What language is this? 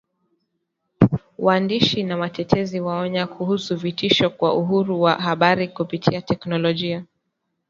Swahili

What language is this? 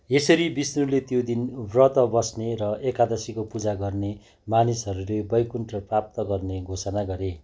Nepali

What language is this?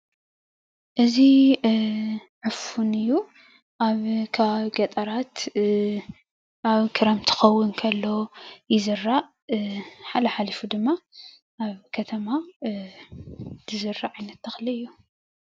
Tigrinya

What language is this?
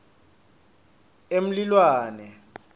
Swati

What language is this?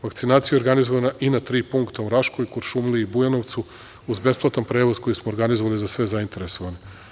Serbian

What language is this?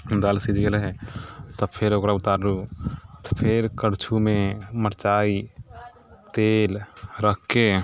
Maithili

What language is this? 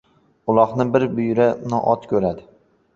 Uzbek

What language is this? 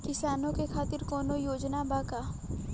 Bhojpuri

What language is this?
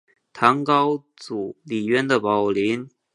Chinese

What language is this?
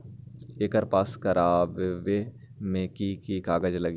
Magahi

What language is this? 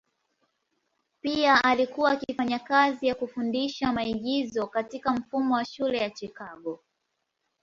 Swahili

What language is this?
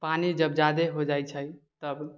Maithili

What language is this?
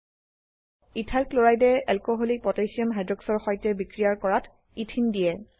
Assamese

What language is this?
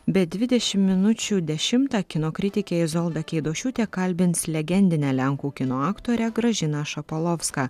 Lithuanian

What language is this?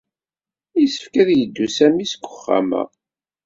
Kabyle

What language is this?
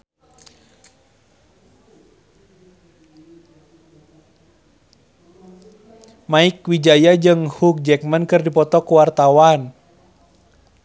Sundanese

